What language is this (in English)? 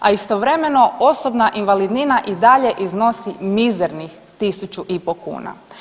Croatian